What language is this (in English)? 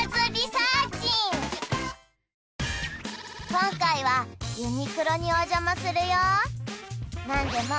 Japanese